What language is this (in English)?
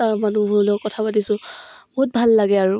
Assamese